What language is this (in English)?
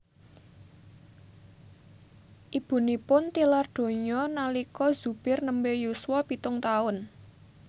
Javanese